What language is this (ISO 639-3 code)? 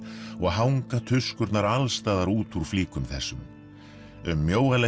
isl